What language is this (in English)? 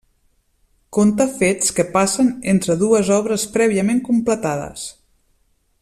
Catalan